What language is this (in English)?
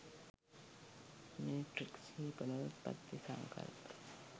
Sinhala